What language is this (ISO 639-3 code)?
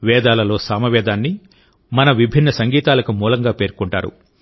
tel